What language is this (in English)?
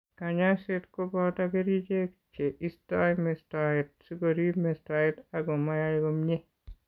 Kalenjin